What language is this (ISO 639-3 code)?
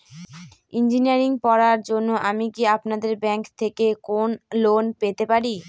ben